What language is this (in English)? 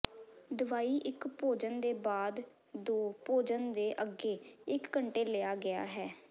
Punjabi